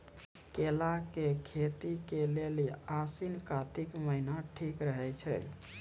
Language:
Maithili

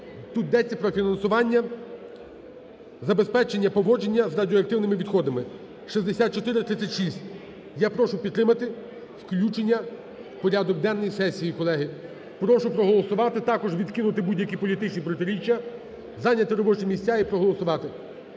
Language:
Ukrainian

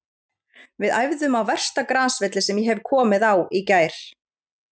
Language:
Icelandic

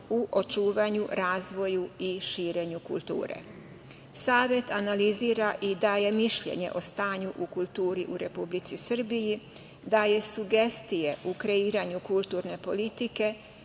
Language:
Serbian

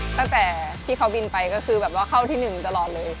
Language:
Thai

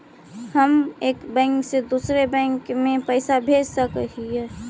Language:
Magahi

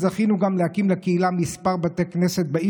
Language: Hebrew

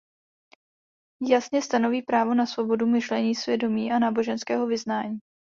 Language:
Czech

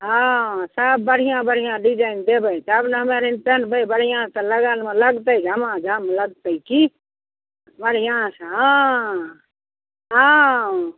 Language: Maithili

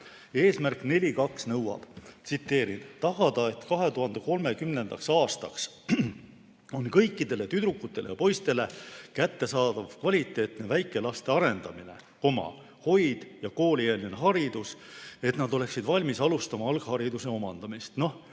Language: Estonian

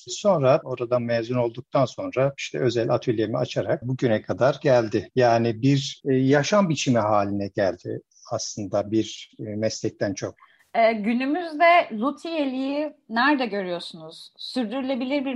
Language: Turkish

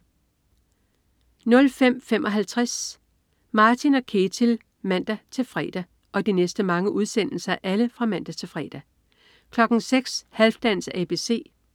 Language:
Danish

